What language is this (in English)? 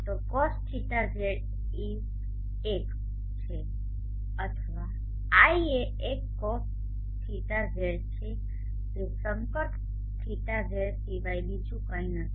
Gujarati